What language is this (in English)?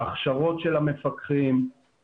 Hebrew